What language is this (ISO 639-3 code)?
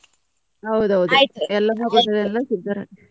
kan